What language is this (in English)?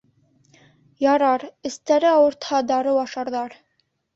Bashkir